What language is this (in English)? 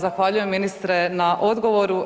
Croatian